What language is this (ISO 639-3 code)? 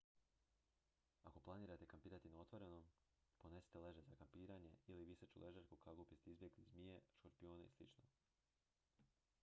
hrv